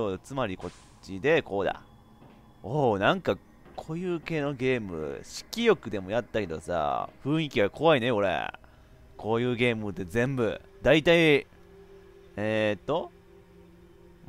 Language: Japanese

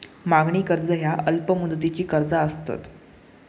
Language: Marathi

